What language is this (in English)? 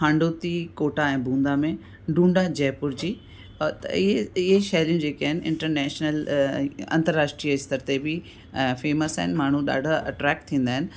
Sindhi